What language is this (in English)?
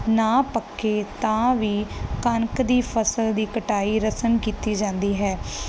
Punjabi